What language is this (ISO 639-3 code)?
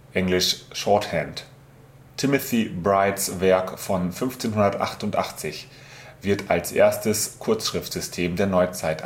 deu